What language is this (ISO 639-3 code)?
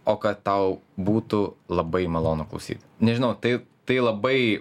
lit